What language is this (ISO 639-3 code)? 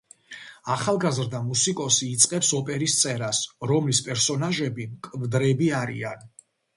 kat